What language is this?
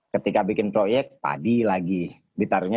Indonesian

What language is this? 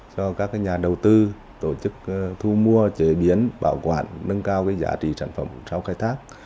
Vietnamese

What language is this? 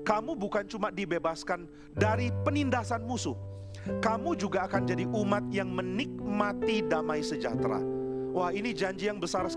Indonesian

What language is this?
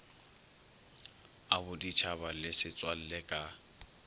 Northern Sotho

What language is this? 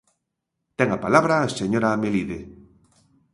Galician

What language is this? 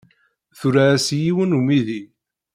Kabyle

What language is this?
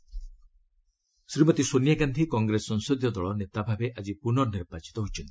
Odia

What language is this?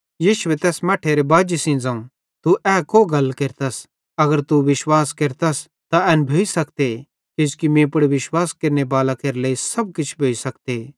Bhadrawahi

